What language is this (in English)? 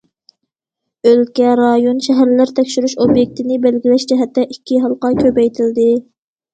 Uyghur